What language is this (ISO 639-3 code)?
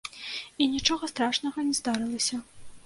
bel